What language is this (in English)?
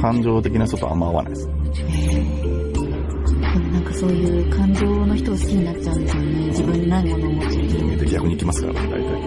Japanese